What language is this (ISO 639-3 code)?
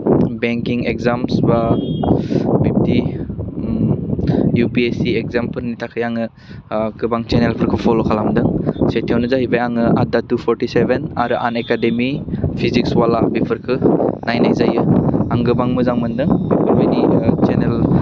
brx